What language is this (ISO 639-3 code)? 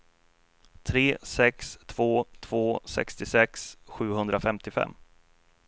swe